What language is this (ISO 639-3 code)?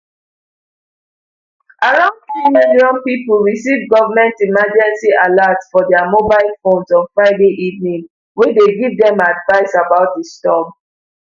pcm